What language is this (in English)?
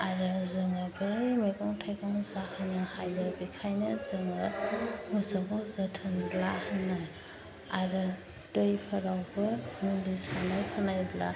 Bodo